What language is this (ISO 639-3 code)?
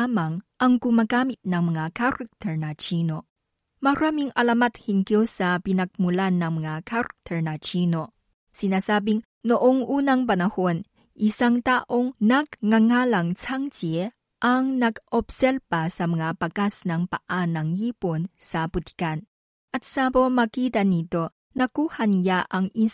fil